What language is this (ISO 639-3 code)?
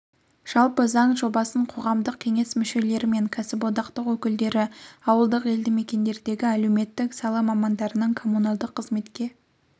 kaz